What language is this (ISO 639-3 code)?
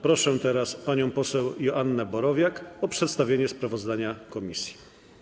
pol